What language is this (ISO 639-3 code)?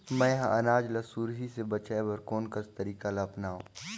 hne